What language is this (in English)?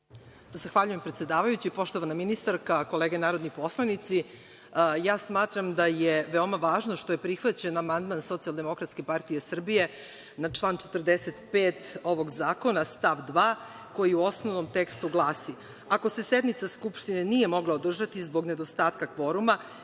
Serbian